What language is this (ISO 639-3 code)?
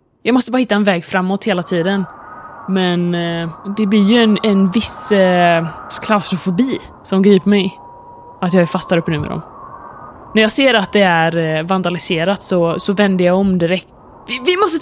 swe